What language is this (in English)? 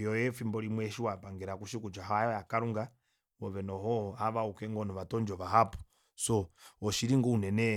Kuanyama